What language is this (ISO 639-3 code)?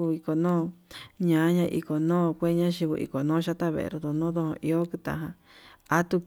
mab